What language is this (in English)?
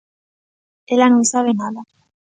Galician